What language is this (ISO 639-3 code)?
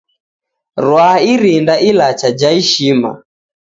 dav